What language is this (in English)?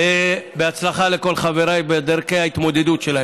Hebrew